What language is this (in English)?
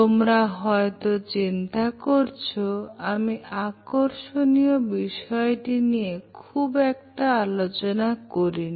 Bangla